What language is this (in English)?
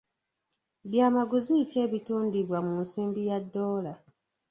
Ganda